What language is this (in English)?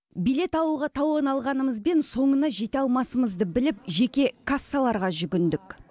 Kazakh